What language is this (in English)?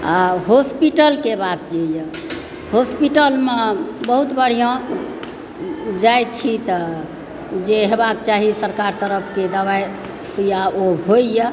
Maithili